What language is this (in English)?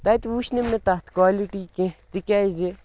Kashmiri